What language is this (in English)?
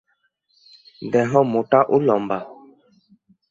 Bangla